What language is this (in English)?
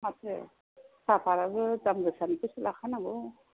Bodo